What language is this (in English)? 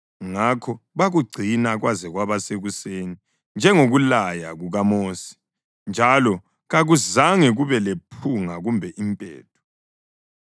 North Ndebele